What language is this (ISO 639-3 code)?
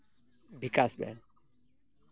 sat